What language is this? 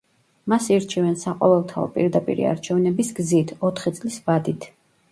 Georgian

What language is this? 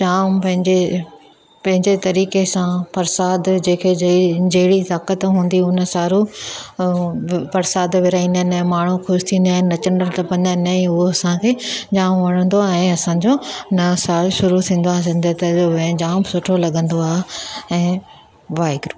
Sindhi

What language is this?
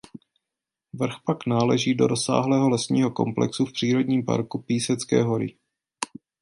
Czech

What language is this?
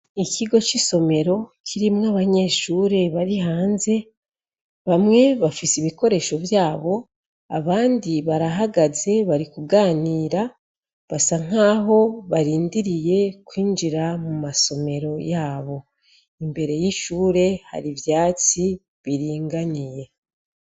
Rundi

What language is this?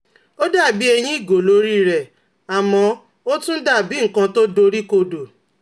Yoruba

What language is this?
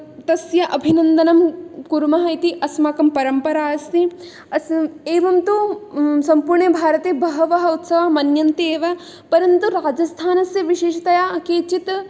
Sanskrit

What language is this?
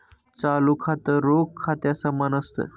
Marathi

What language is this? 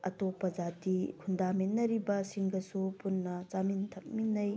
Manipuri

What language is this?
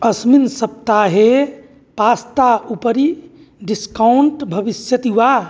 Sanskrit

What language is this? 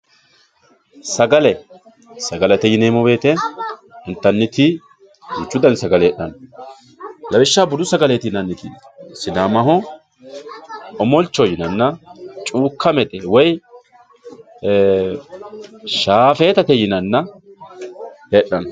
Sidamo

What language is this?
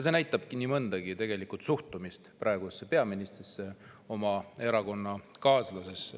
Estonian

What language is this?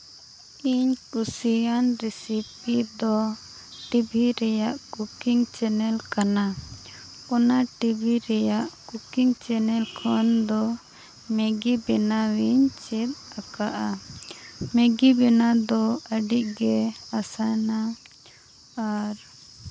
Santali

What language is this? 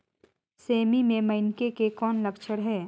Chhattisgarhi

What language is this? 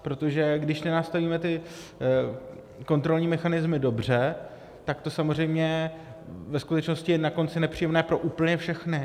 Czech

